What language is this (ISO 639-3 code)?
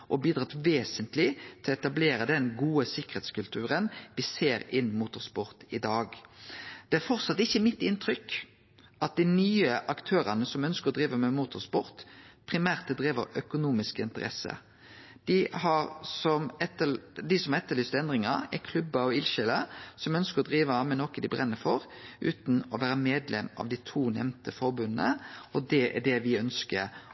nno